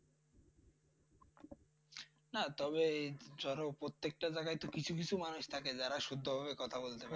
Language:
Bangla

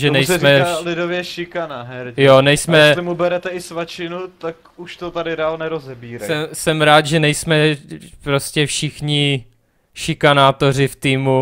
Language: Czech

